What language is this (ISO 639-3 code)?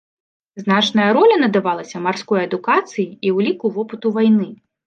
bel